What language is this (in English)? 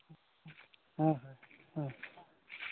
Santali